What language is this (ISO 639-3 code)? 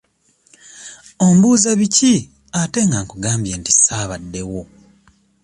lug